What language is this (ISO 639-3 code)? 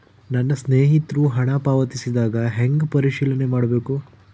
kan